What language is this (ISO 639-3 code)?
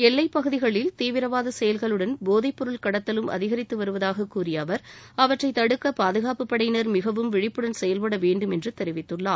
tam